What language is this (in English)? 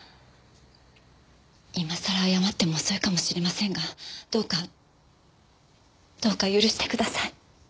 Japanese